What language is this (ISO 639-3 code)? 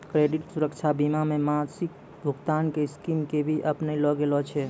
mai